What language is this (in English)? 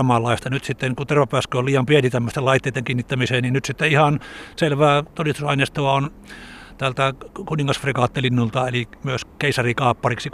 Finnish